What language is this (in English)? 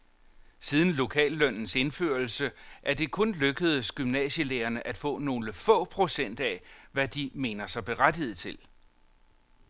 Danish